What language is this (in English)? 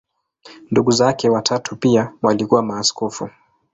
Swahili